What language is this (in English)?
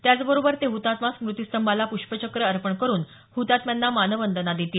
Marathi